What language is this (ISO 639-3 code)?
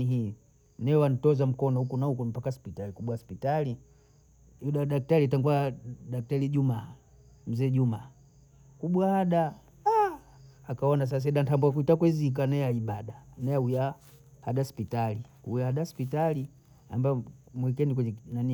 bou